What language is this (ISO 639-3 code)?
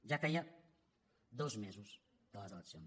cat